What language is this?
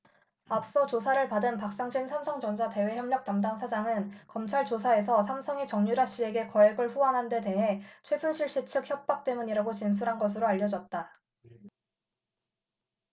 Korean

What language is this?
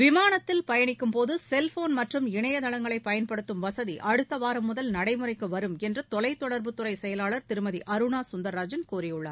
Tamil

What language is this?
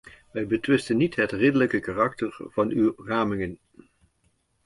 Dutch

